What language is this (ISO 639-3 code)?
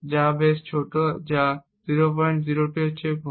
ben